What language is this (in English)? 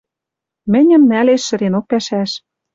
Western Mari